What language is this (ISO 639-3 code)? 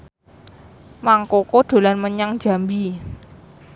jav